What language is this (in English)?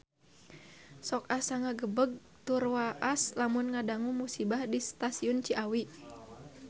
Sundanese